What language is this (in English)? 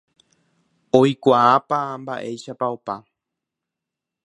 Guarani